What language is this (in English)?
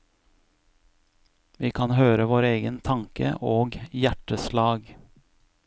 Norwegian